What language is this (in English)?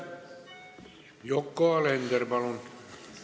Estonian